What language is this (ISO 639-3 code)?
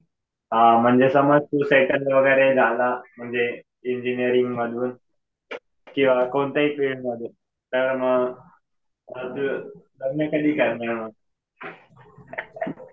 mar